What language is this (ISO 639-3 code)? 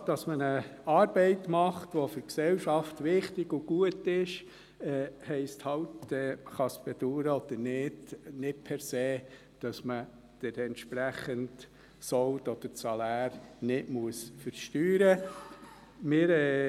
gsw